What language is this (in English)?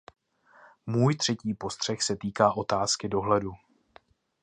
Czech